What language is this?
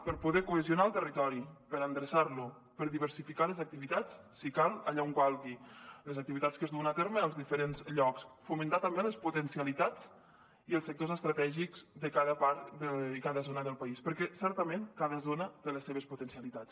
Catalan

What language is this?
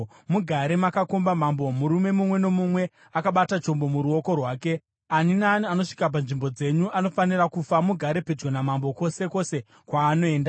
Shona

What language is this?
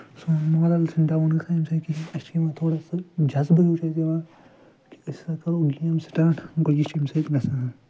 Kashmiri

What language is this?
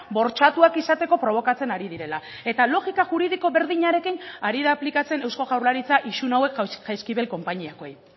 Basque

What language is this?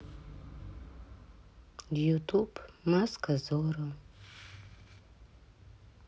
Russian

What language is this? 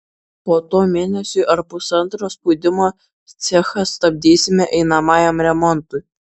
Lithuanian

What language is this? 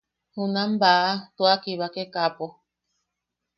Yaqui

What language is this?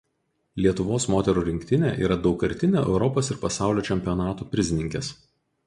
Lithuanian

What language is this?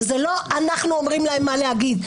Hebrew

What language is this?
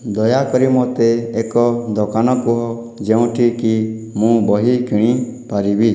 Odia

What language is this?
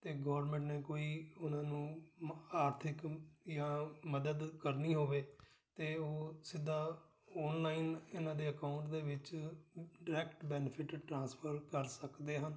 Punjabi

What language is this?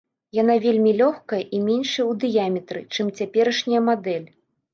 Belarusian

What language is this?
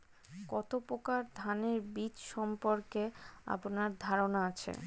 Bangla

